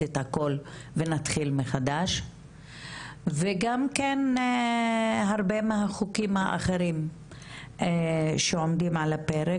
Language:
Hebrew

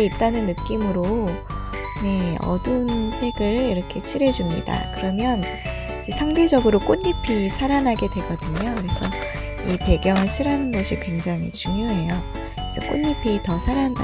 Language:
Korean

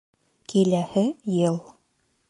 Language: Bashkir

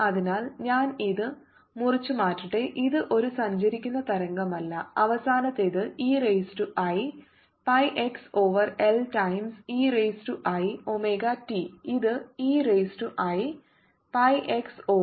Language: Malayalam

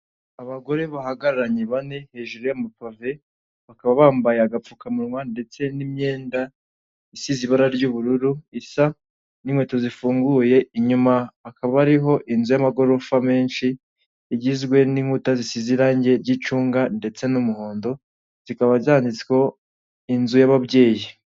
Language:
Kinyarwanda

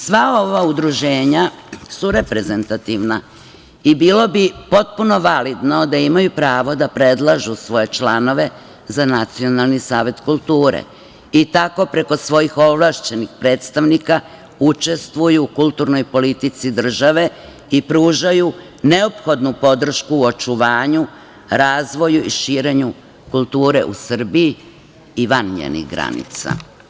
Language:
Serbian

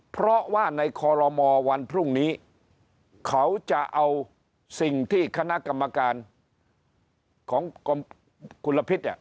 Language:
Thai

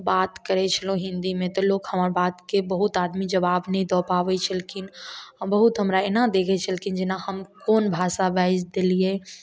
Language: Maithili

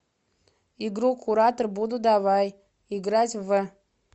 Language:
Russian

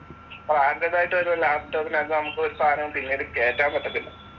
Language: Malayalam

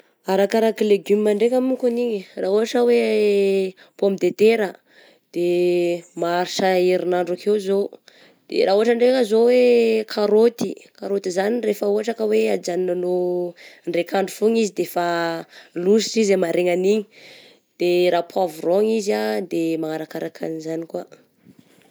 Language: Southern Betsimisaraka Malagasy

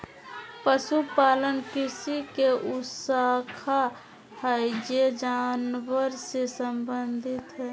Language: Magahi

